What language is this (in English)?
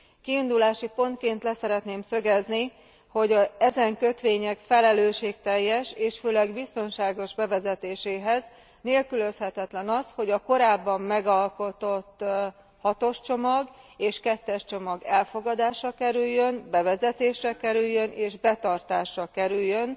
Hungarian